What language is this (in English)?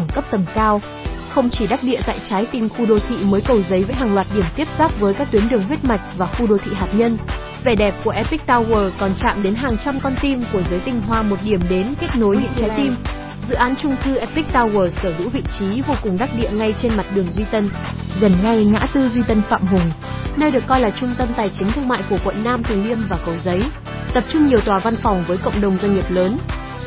Vietnamese